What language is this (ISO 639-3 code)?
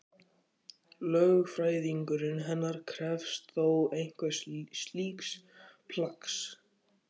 isl